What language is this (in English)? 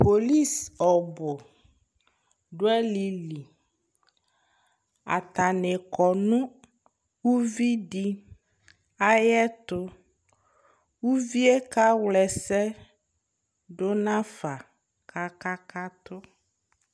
Ikposo